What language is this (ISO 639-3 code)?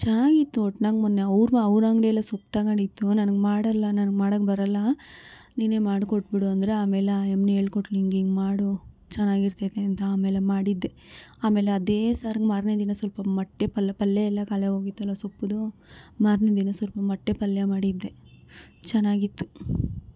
kan